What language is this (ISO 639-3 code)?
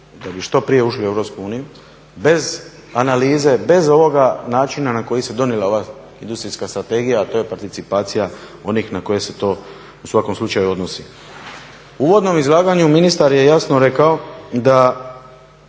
hrv